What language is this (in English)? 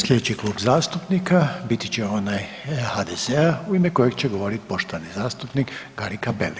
Croatian